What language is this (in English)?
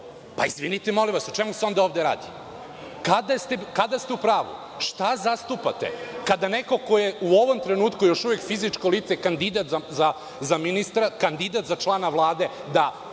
Serbian